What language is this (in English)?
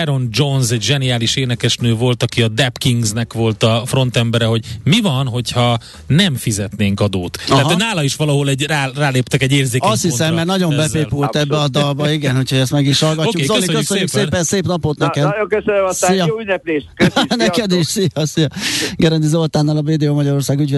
Hungarian